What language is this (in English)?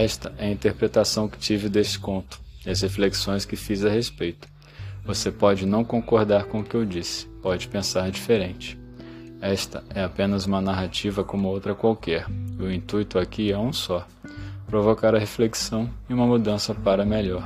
Portuguese